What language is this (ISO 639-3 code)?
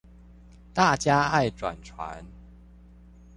zho